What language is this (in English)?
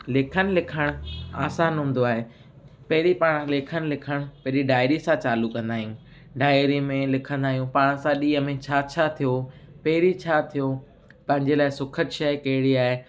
Sindhi